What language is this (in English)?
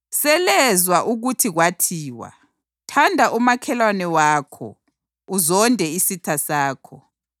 North Ndebele